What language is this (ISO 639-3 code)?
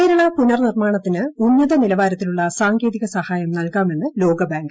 mal